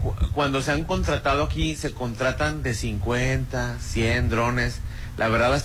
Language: Spanish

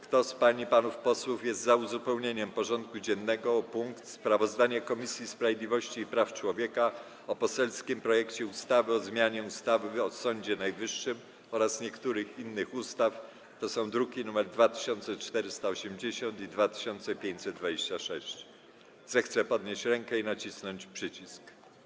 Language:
Polish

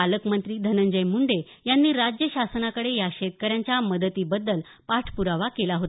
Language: Marathi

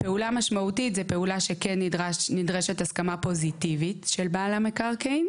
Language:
Hebrew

